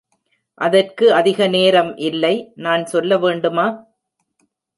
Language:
Tamil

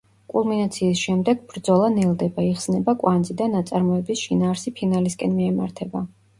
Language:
Georgian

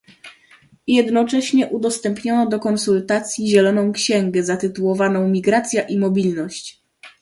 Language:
Polish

